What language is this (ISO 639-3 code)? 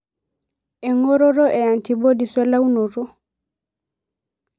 mas